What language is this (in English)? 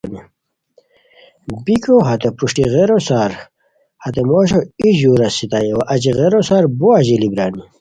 Khowar